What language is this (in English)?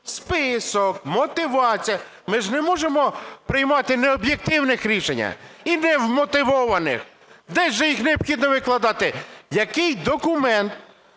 Ukrainian